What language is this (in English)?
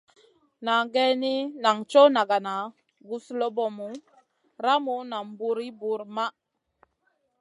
Masana